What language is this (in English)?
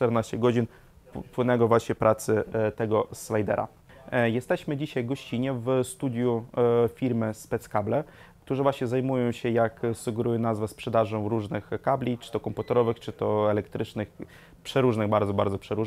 Polish